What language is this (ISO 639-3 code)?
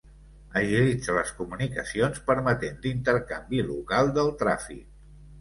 cat